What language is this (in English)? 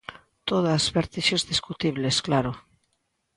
Galician